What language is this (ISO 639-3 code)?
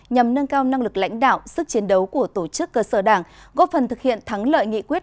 vie